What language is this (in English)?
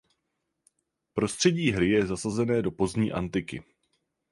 Czech